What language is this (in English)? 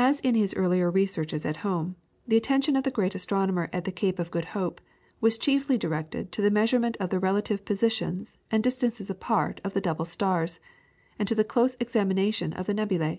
English